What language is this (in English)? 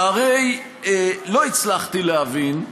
Hebrew